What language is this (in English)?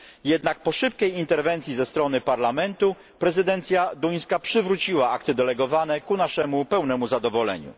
Polish